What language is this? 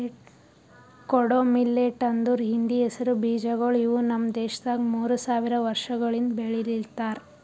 Kannada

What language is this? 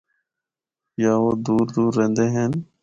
Northern Hindko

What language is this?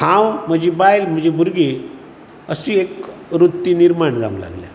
Konkani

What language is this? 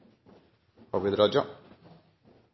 Norwegian Bokmål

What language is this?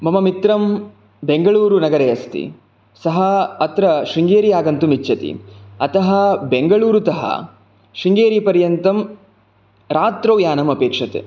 Sanskrit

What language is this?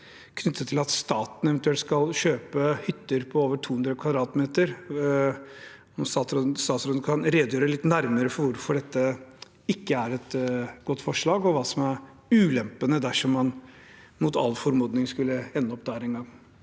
Norwegian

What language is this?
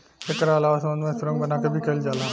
Bhojpuri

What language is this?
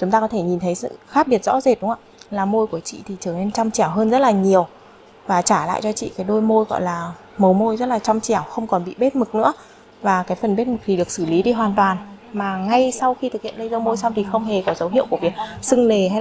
Vietnamese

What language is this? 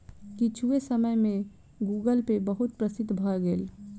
Maithili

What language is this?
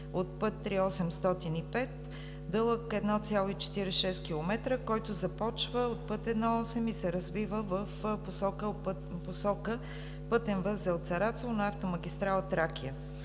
Bulgarian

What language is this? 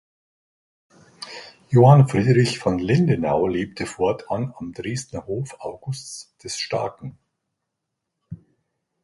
German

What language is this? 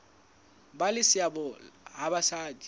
Southern Sotho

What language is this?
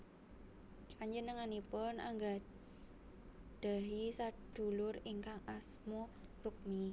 Javanese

